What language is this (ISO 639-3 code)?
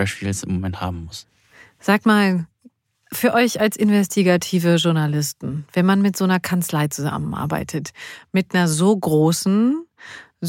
deu